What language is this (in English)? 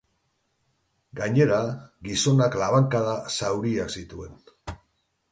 Basque